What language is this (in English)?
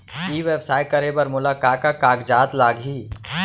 Chhattisgarhi